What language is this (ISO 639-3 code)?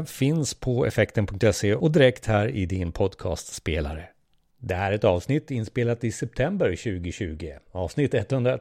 swe